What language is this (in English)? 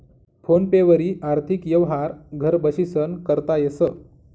Marathi